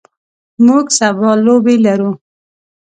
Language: Pashto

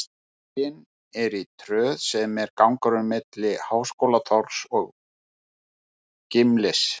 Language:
Icelandic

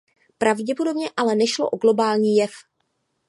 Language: Czech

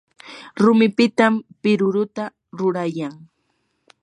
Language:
Yanahuanca Pasco Quechua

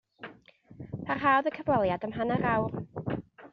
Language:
Welsh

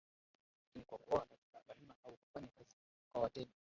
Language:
Swahili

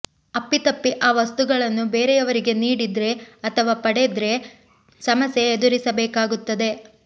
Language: Kannada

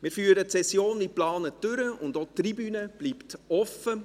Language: Swiss German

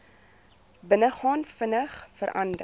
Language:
Afrikaans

